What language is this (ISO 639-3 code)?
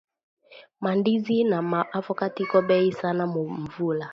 swa